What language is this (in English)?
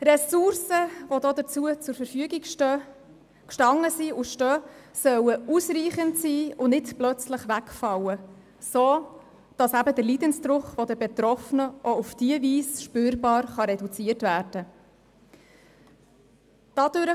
Swiss German